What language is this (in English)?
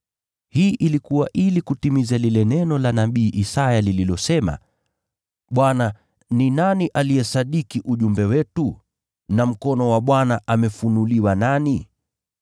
Swahili